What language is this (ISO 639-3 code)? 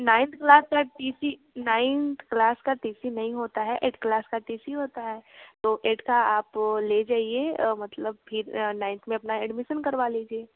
hin